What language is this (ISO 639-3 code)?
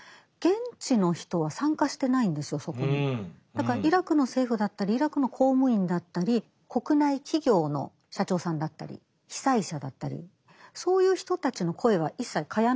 jpn